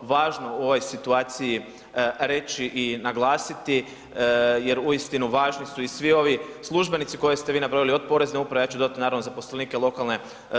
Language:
Croatian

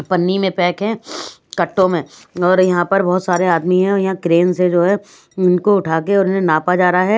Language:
Hindi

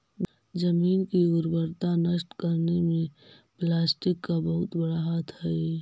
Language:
Magahi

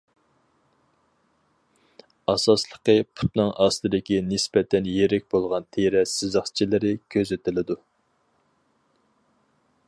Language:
Uyghur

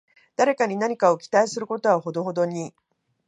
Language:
Japanese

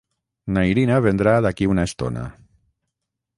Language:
Catalan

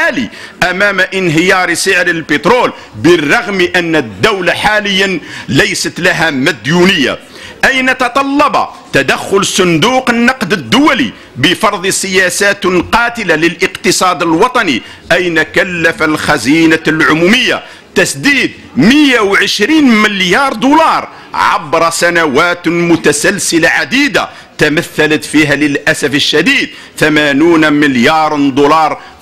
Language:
Arabic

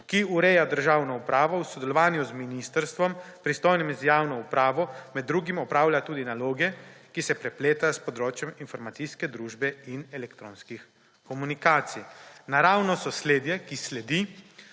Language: Slovenian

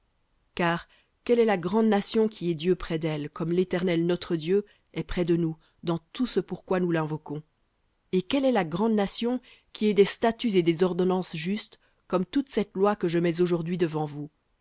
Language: French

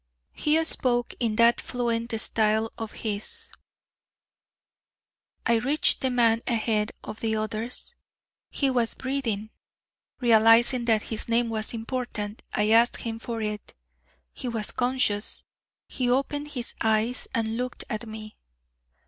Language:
English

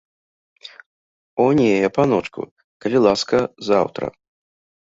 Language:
Belarusian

